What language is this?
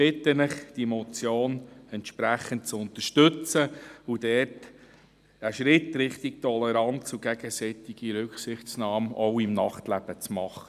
Swiss German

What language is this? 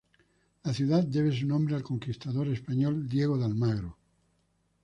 Spanish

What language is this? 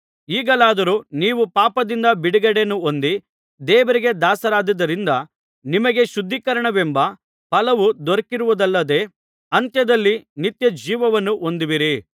Kannada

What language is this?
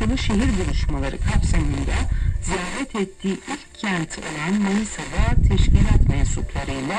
Turkish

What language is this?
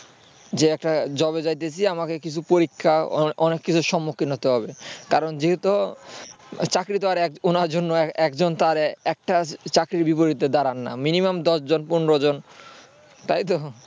Bangla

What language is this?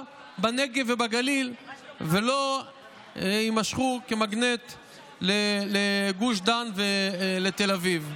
Hebrew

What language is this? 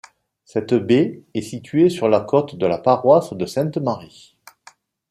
French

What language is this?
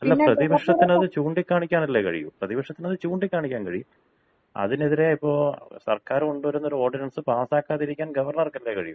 Malayalam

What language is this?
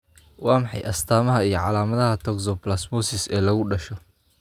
Somali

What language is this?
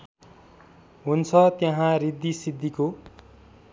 Nepali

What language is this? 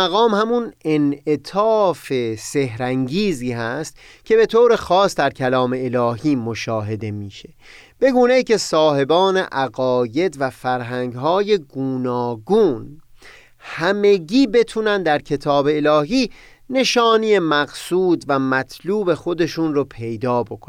Persian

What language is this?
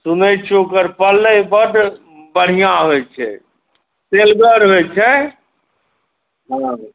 Maithili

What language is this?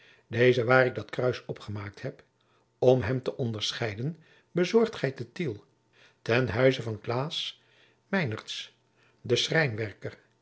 Dutch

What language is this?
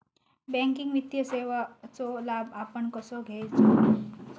Marathi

